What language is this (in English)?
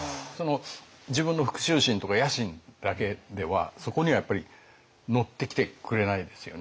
Japanese